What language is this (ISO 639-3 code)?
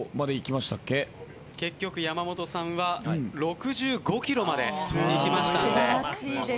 jpn